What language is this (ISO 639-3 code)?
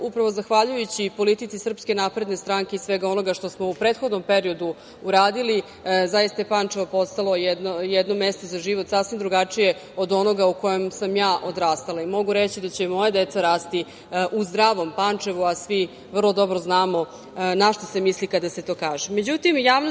srp